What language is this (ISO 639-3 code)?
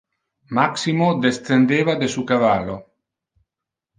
ina